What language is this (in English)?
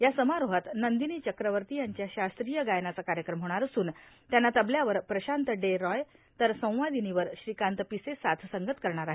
Marathi